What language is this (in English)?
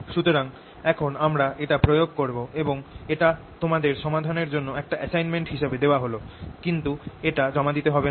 Bangla